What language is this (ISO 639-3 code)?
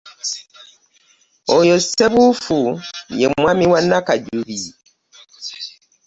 lug